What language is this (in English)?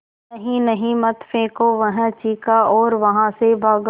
Hindi